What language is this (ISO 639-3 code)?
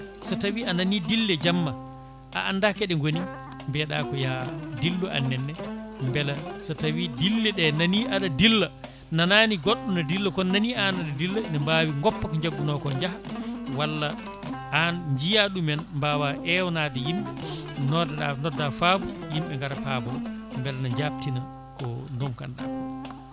ful